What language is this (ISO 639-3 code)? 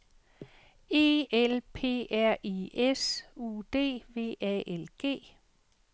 dan